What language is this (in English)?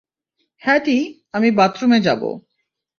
Bangla